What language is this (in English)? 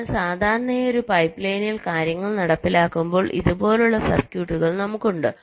Malayalam